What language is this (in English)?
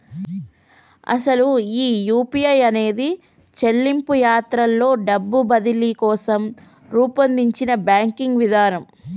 Telugu